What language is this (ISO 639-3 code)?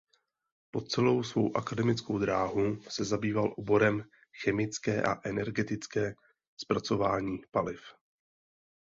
ces